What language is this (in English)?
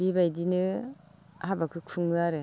Bodo